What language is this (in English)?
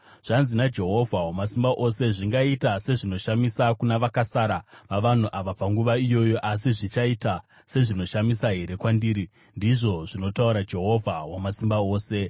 Shona